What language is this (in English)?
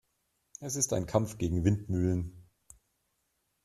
German